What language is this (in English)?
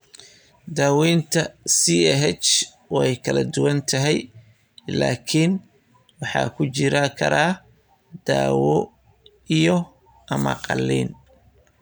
Somali